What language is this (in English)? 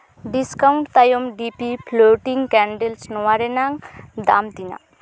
Santali